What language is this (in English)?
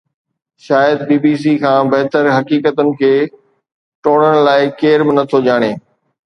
Sindhi